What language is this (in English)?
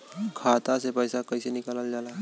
Bhojpuri